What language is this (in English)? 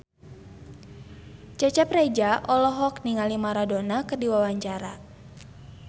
Sundanese